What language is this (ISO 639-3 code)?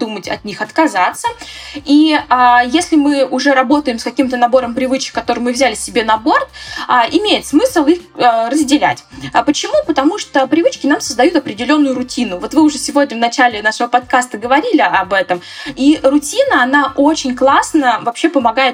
rus